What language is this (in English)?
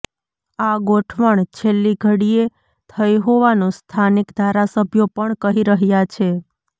Gujarati